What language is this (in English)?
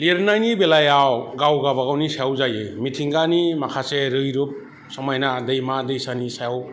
Bodo